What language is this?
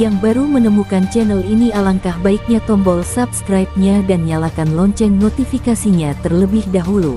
Indonesian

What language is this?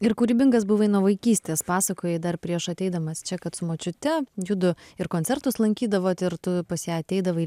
Lithuanian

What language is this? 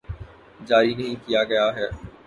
Urdu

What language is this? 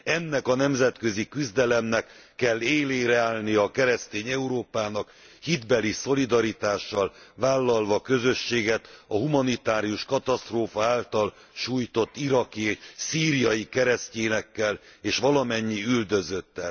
Hungarian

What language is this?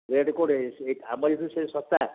Odia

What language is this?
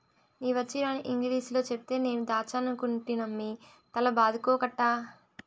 Telugu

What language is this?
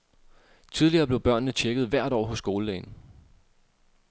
Danish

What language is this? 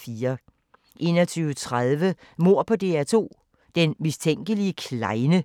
Danish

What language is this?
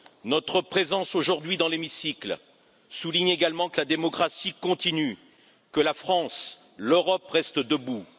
French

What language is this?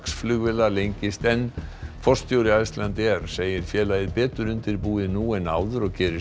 Icelandic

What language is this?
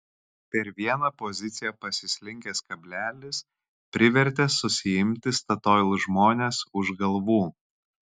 Lithuanian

